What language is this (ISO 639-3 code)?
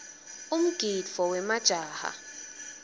ssw